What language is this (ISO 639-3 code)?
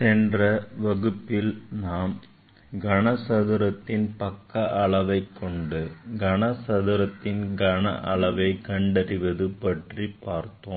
tam